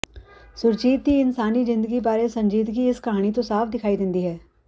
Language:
Punjabi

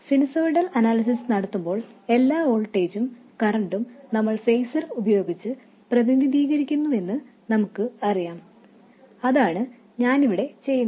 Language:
Malayalam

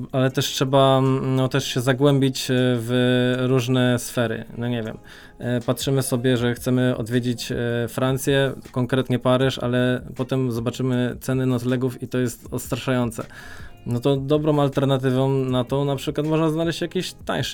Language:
Polish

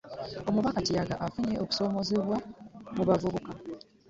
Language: Ganda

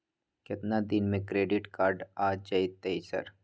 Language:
Maithili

